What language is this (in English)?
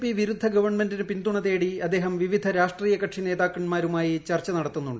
Malayalam